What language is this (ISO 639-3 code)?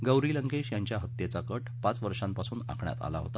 mar